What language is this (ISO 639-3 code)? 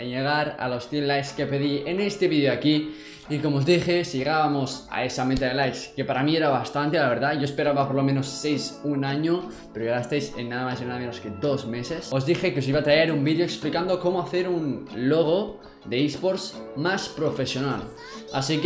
spa